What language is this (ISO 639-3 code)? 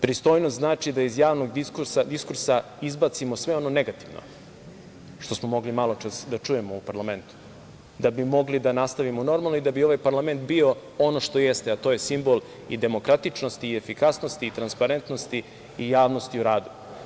srp